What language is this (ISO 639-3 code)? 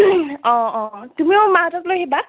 asm